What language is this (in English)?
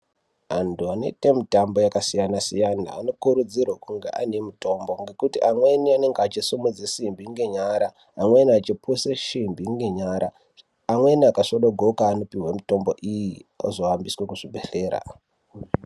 Ndau